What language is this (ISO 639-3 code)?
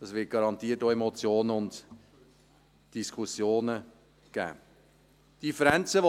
gsw